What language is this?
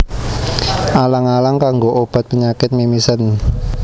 Javanese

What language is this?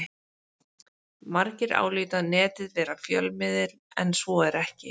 Icelandic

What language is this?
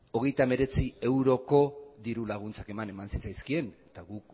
Basque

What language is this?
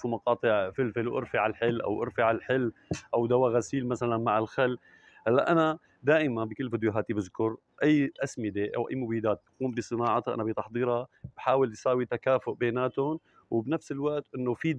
Arabic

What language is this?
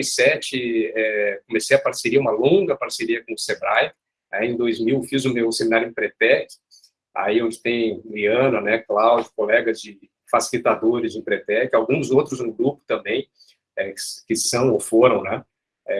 Portuguese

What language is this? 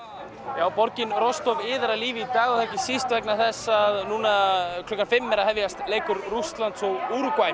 Icelandic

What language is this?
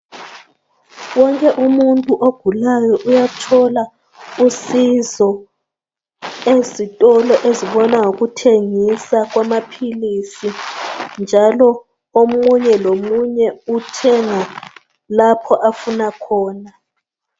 North Ndebele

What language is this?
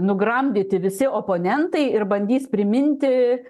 Lithuanian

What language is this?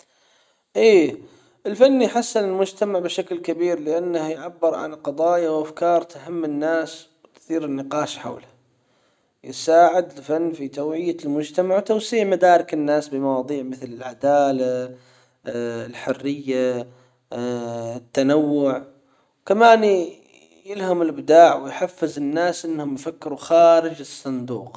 Hijazi Arabic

